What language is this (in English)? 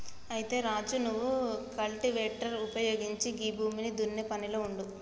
Telugu